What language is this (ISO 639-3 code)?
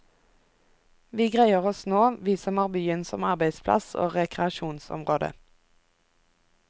nor